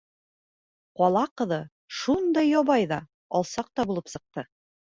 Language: Bashkir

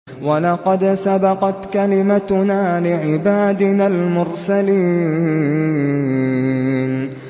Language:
Arabic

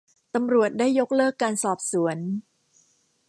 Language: Thai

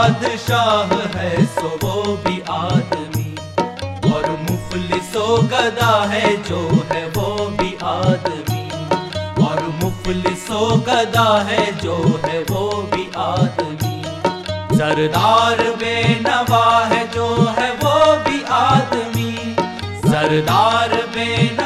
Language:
Hindi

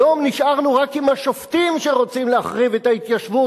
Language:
Hebrew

